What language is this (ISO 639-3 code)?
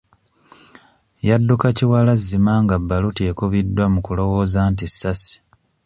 lug